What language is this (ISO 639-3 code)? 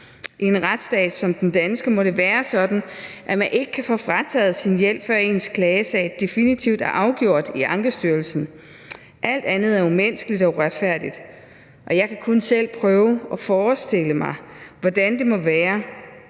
dan